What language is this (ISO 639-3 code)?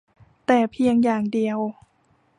tha